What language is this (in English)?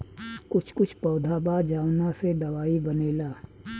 Bhojpuri